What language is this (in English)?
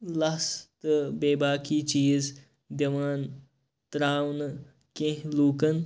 Kashmiri